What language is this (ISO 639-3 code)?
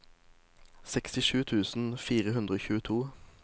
nor